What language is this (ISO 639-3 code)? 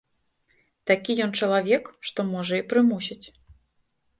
bel